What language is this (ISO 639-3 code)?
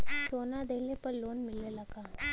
bho